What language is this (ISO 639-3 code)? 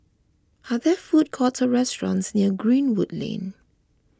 eng